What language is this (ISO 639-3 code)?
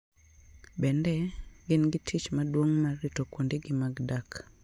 luo